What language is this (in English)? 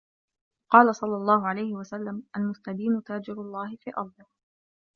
Arabic